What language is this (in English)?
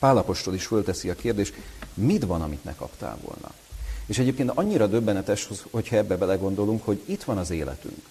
Hungarian